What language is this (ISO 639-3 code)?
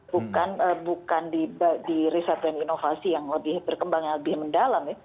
ind